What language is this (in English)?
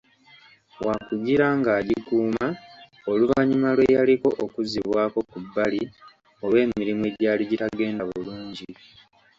Ganda